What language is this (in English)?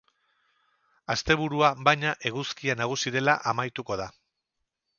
Basque